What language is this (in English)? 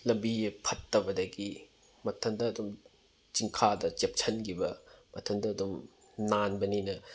Manipuri